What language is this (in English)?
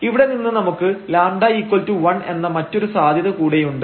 Malayalam